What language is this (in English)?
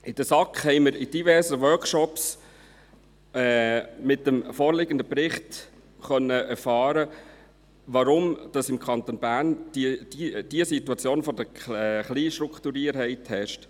Swiss German